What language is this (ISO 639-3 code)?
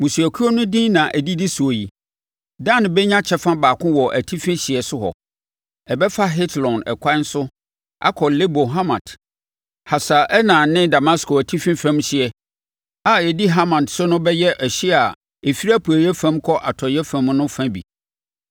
aka